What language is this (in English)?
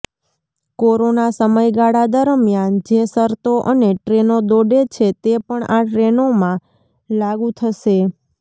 Gujarati